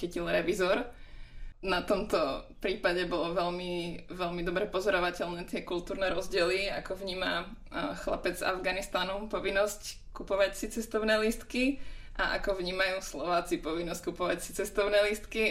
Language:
Slovak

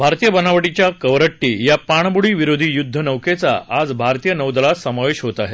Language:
Marathi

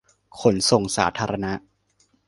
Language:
Thai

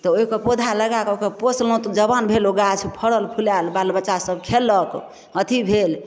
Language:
Maithili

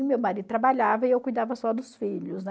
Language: Portuguese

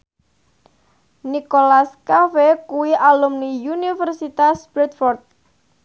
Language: Javanese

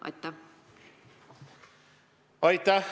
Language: Estonian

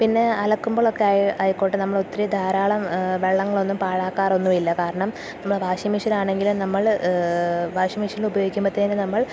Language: Malayalam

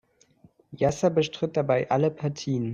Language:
German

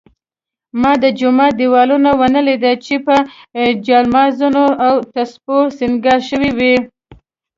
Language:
Pashto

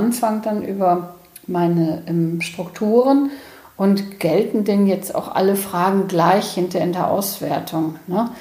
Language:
German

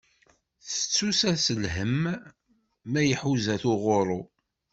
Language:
Kabyle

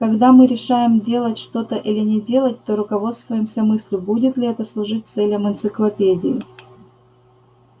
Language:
Russian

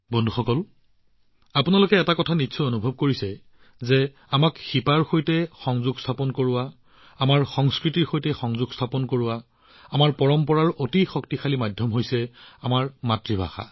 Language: Assamese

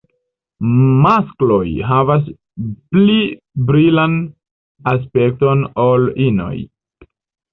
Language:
Esperanto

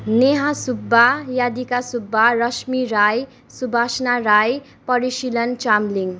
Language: Nepali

